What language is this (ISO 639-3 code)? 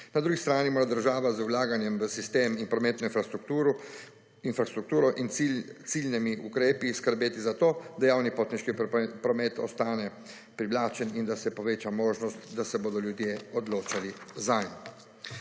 slv